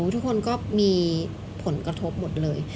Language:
Thai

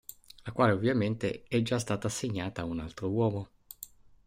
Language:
Italian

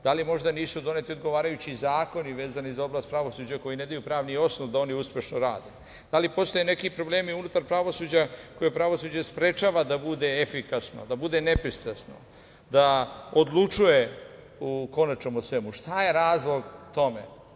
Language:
Serbian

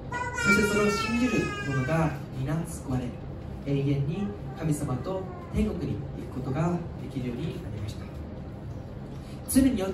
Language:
Japanese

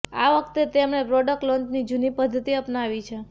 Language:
Gujarati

